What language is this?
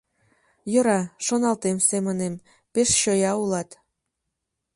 Mari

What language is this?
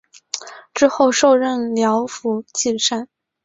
Chinese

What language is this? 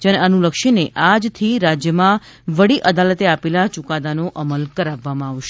Gujarati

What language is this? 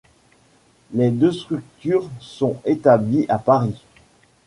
French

